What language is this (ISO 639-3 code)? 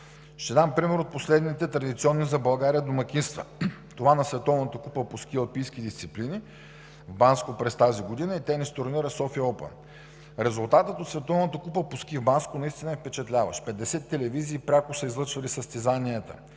bul